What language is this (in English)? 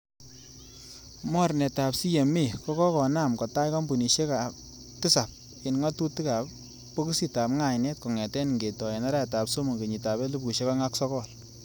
Kalenjin